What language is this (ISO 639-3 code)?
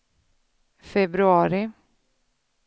swe